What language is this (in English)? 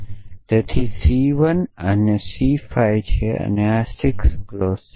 Gujarati